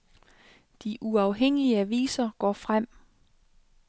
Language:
Danish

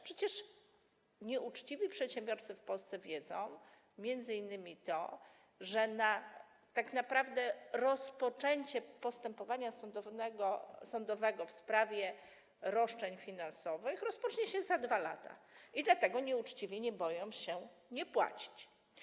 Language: Polish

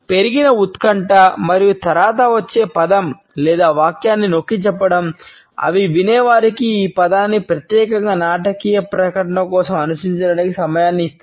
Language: Telugu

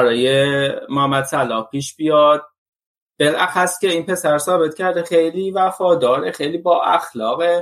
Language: Persian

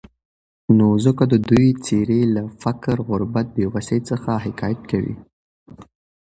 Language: Pashto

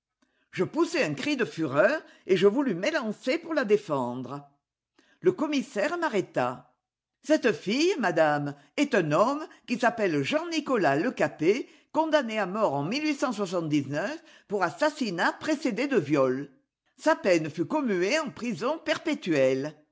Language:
French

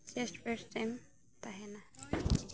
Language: Santali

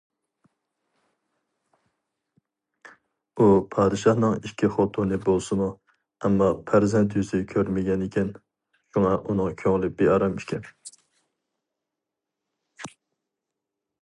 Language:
Uyghur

